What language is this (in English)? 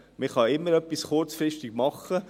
Swiss German